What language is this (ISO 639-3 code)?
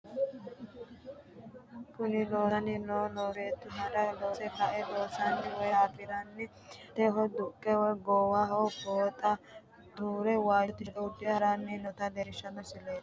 sid